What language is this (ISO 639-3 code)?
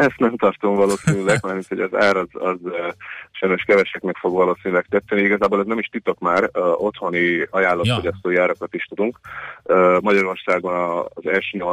hun